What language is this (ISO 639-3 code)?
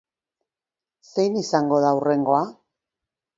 eus